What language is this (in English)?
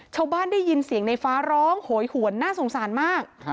Thai